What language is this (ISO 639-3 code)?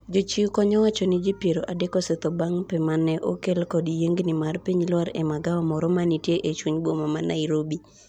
luo